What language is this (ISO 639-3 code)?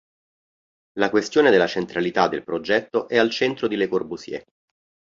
ita